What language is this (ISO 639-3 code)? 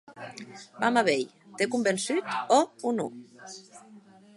oci